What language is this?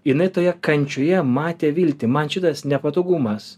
Lithuanian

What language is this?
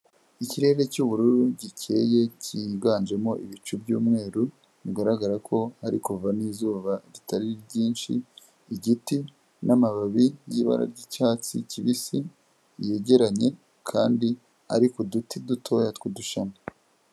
Kinyarwanda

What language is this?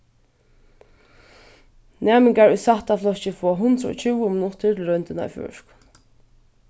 Faroese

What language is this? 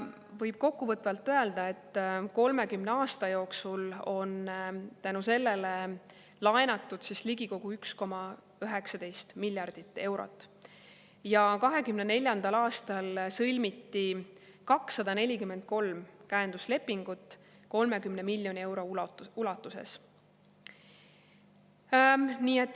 Estonian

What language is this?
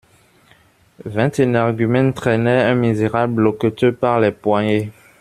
French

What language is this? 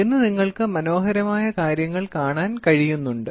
Malayalam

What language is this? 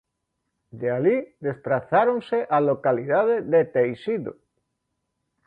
Galician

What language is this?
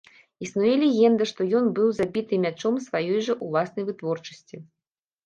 Belarusian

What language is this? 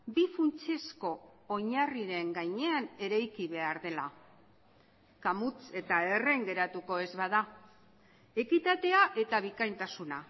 Basque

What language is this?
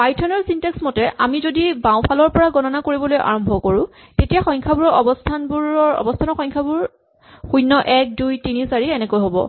Assamese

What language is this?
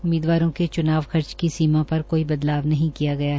Hindi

